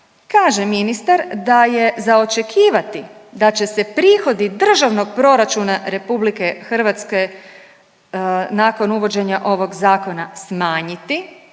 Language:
Croatian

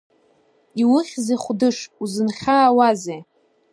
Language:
Abkhazian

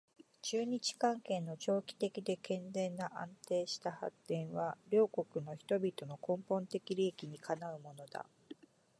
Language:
Japanese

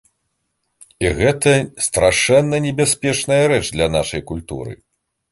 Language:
Belarusian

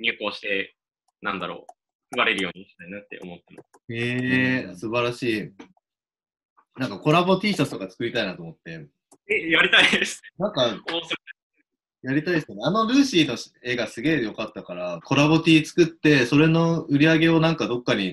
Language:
Japanese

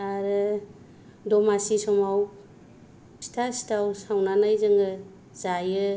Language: Bodo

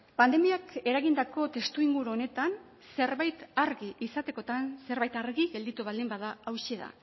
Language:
Basque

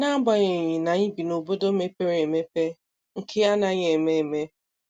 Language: Igbo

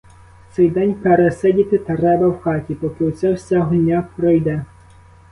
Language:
Ukrainian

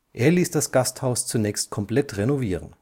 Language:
German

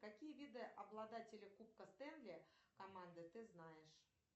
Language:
Russian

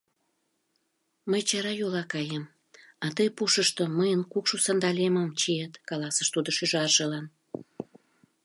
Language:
Mari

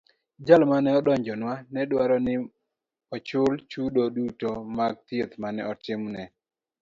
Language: Luo (Kenya and Tanzania)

